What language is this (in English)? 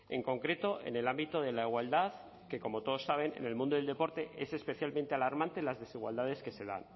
Spanish